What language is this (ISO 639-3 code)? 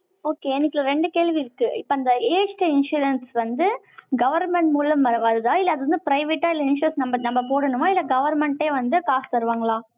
tam